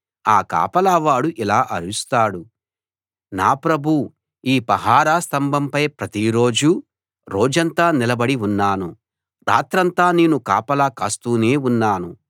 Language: Telugu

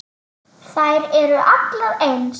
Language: Icelandic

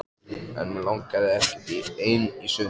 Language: Icelandic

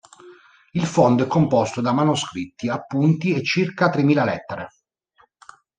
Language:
Italian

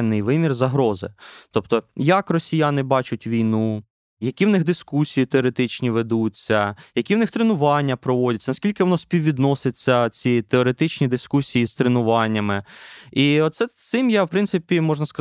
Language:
Ukrainian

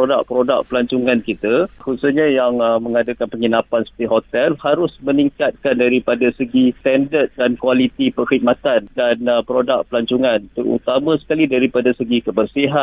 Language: Malay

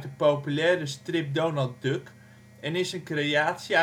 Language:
Dutch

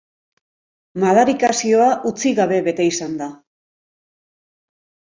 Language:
Basque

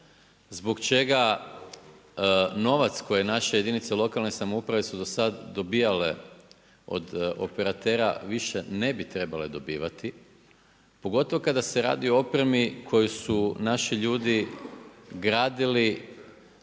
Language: Croatian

